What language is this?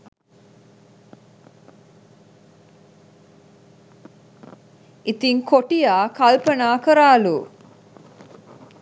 Sinhala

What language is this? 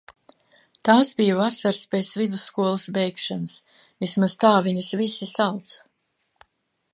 Latvian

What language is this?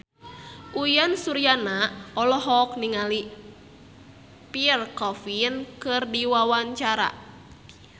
Sundanese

